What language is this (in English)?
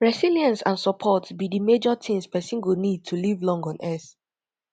Nigerian Pidgin